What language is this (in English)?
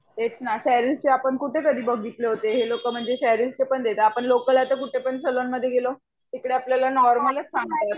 Marathi